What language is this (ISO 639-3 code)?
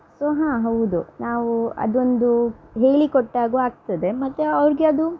kan